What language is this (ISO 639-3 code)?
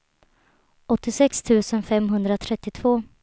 swe